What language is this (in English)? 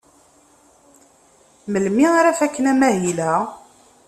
Kabyle